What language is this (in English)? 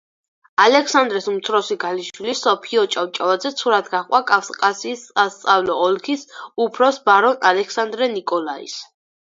Georgian